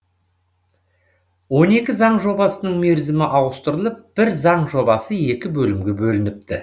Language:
Kazakh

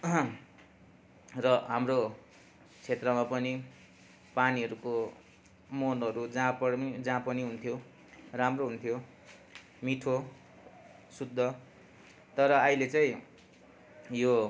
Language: Nepali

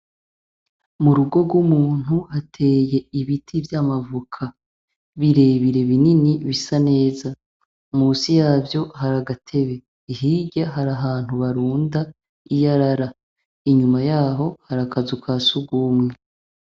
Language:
Rundi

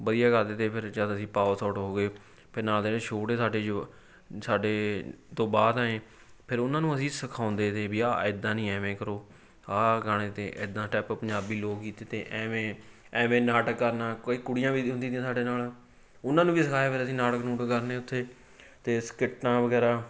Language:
Punjabi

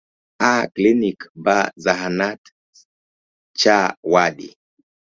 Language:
Luo (Kenya and Tanzania)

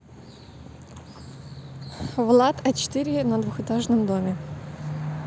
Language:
Russian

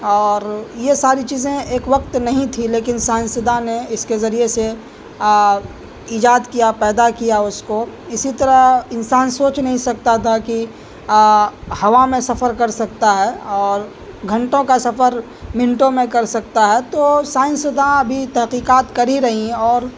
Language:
Urdu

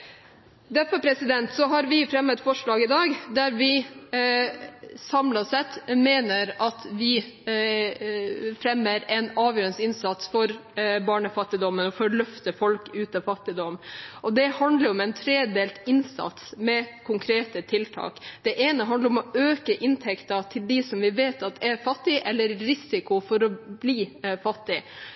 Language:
Norwegian Bokmål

